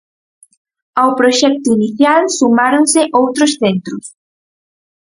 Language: Galician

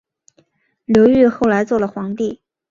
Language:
Chinese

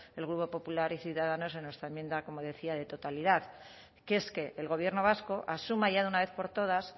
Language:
Spanish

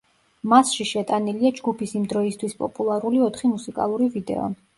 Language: Georgian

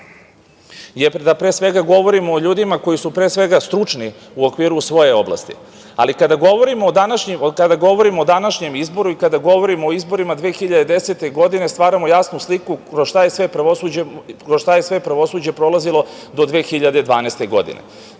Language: Serbian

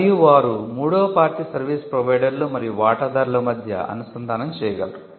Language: Telugu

